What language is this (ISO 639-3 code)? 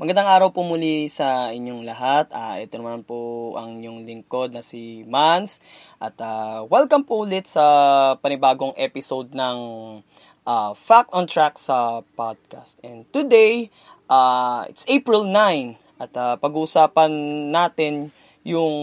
fil